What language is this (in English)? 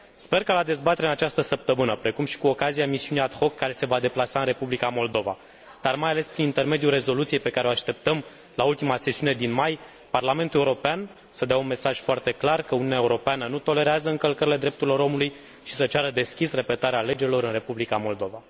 Romanian